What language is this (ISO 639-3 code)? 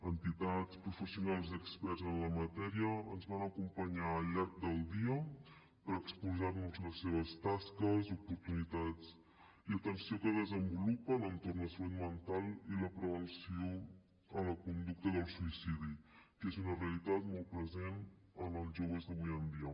cat